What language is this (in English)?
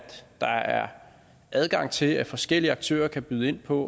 Danish